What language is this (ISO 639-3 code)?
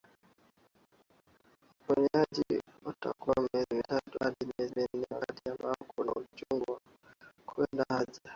swa